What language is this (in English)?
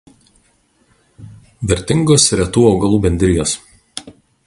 Lithuanian